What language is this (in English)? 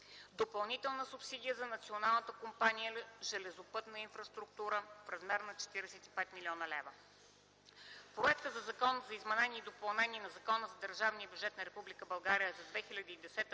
Bulgarian